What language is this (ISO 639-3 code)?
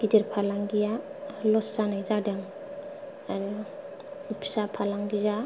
brx